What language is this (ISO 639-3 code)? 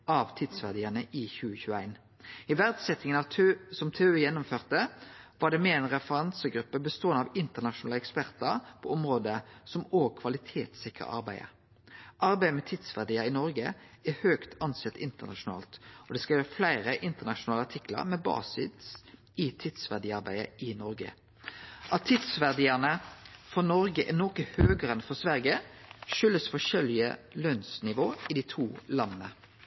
nno